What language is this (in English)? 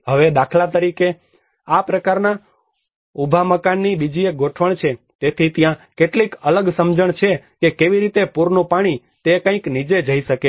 Gujarati